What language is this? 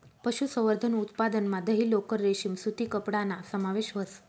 Marathi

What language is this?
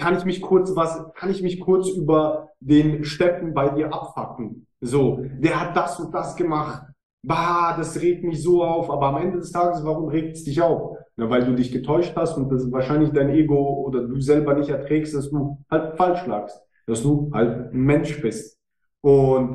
German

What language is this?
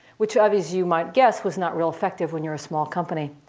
English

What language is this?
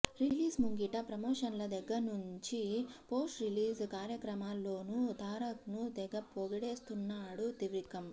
Telugu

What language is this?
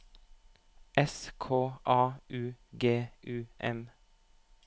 Norwegian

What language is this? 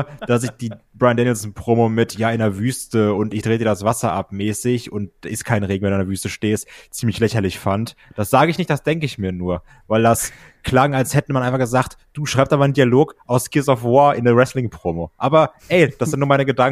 German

